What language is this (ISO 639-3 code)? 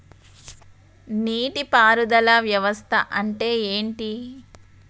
tel